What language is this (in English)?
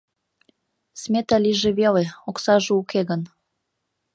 Mari